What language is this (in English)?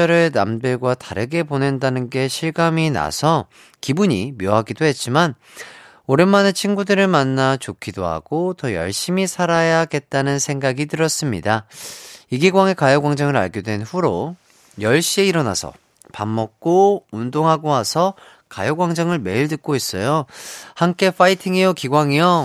Korean